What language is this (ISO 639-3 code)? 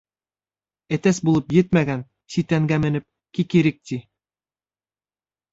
bak